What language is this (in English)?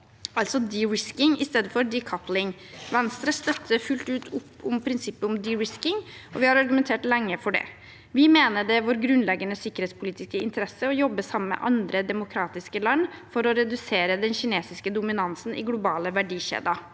Norwegian